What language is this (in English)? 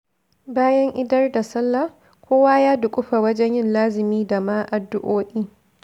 Hausa